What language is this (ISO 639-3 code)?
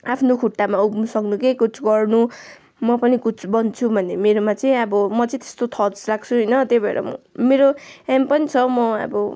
nep